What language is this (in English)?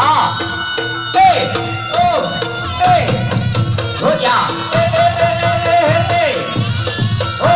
Indonesian